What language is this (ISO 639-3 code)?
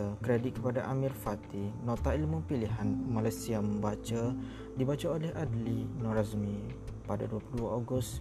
msa